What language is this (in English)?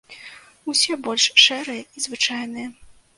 Belarusian